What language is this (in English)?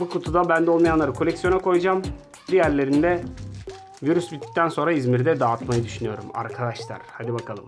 Turkish